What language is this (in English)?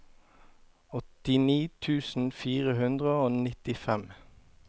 Norwegian